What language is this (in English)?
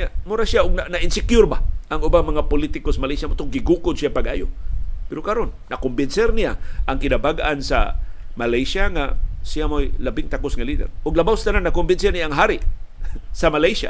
Filipino